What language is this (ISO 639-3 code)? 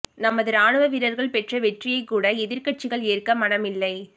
tam